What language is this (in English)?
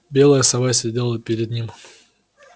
Russian